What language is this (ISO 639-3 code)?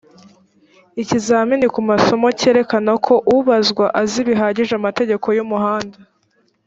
kin